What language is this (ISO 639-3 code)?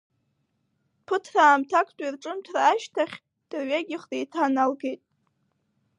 abk